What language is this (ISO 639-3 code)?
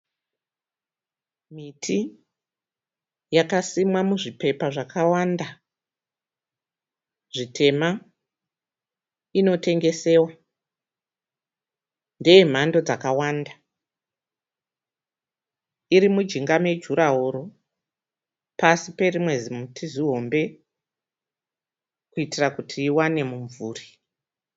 sna